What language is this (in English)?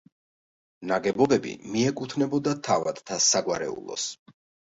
Georgian